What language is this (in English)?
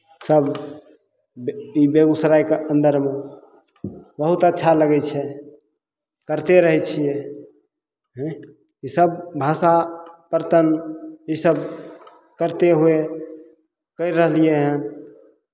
Maithili